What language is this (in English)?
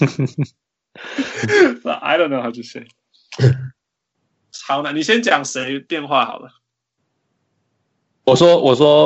Chinese